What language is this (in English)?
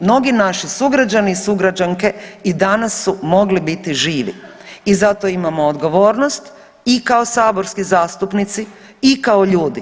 Croatian